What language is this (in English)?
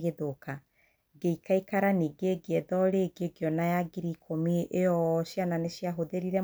Kikuyu